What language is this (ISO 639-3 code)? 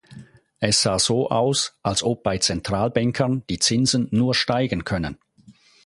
deu